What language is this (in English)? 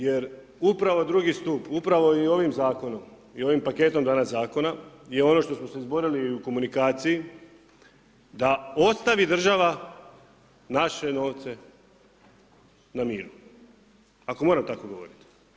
Croatian